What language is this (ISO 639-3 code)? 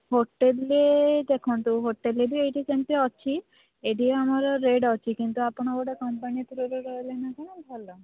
ori